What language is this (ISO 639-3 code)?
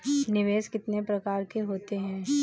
hin